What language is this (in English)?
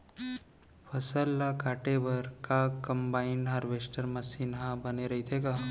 Chhattisgarhi